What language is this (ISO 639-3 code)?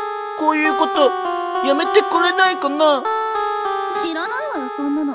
jpn